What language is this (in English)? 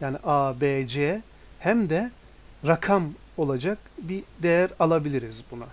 Turkish